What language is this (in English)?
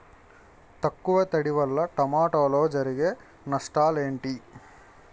Telugu